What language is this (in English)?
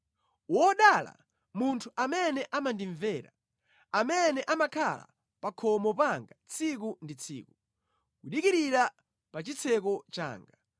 Nyanja